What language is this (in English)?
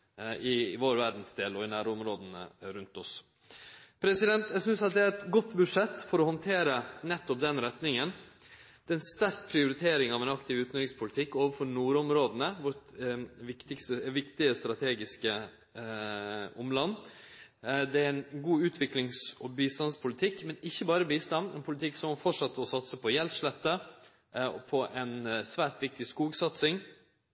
Norwegian Nynorsk